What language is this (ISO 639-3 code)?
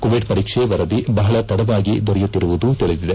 kan